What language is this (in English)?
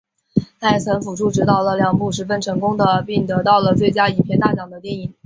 Chinese